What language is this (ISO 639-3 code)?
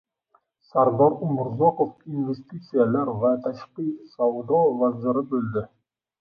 uzb